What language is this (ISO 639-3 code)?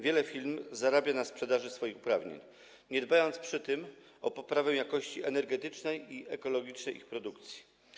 pol